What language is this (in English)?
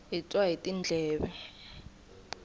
Tsonga